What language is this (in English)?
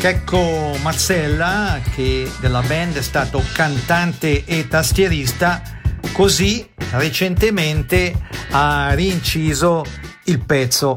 Italian